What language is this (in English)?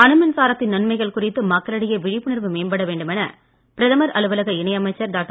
Tamil